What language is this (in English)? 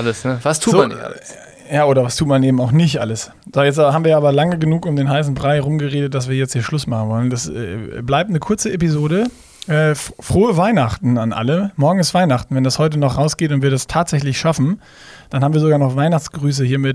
German